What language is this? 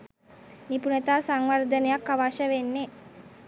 Sinhala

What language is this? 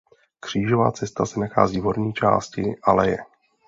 Czech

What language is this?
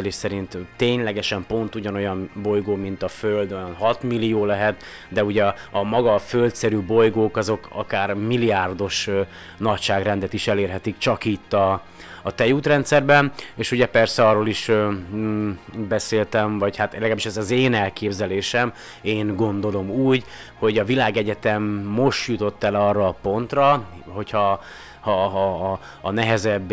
Hungarian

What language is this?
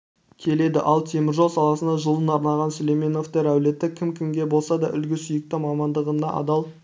Kazakh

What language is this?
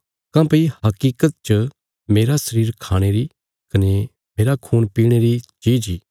Bilaspuri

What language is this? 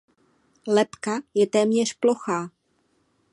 Czech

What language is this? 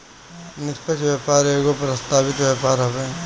Bhojpuri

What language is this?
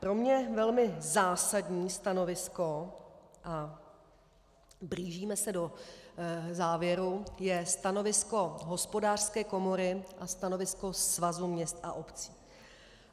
Czech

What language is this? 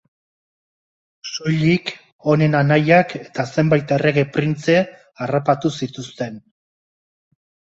Basque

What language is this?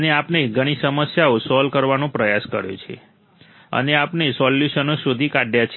Gujarati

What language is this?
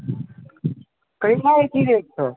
Maithili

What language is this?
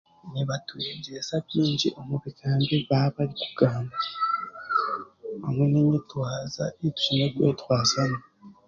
Chiga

